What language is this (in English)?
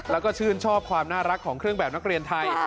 Thai